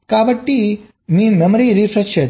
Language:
Telugu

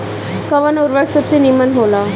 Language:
Bhojpuri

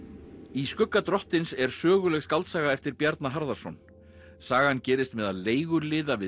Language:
Icelandic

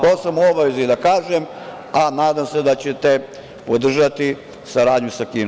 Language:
Serbian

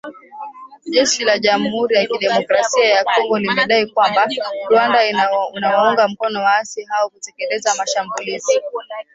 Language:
Swahili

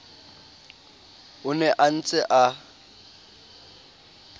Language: Southern Sotho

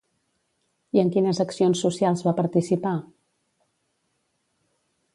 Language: Catalan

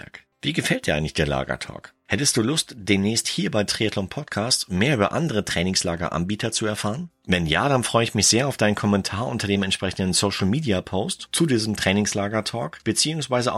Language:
German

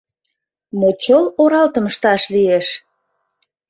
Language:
Mari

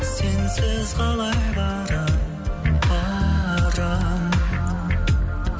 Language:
Kazakh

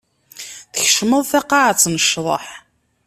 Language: Kabyle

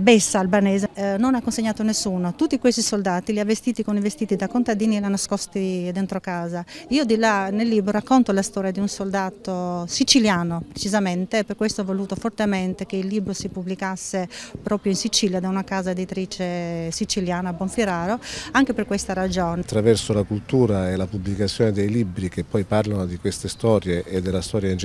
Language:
Italian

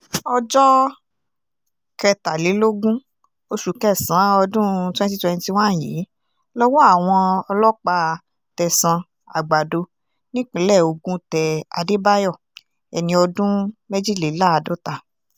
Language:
Yoruba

